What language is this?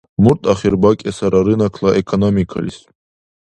Dargwa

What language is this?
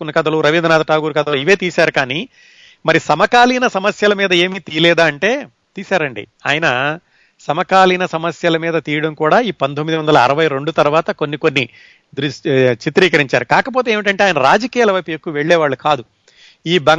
Telugu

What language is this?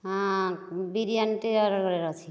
Odia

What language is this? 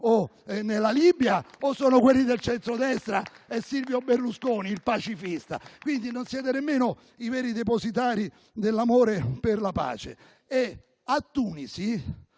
Italian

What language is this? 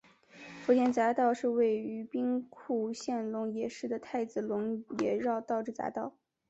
Chinese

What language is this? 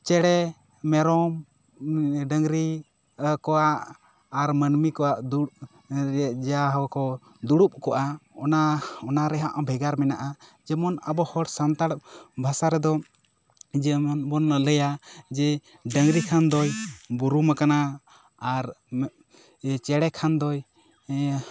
Santali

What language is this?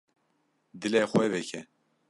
Kurdish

